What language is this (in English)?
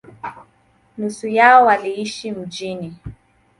Swahili